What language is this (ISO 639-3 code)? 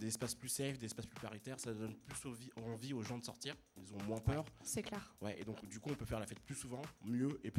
fra